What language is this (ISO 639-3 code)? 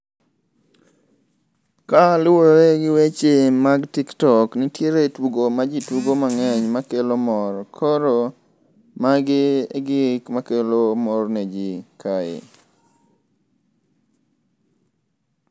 luo